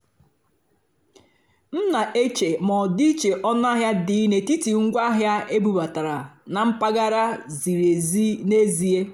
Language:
Igbo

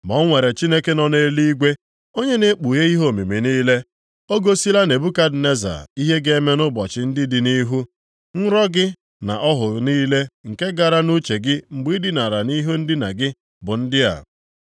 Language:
Igbo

